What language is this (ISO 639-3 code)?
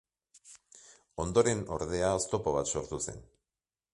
eus